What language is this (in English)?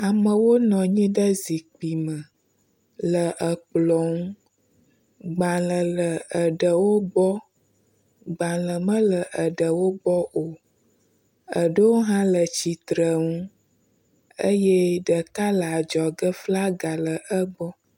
Ewe